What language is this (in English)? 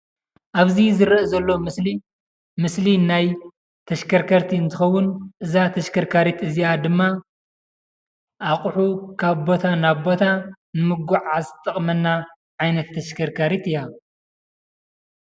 Tigrinya